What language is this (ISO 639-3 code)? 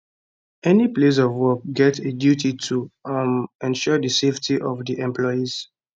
pcm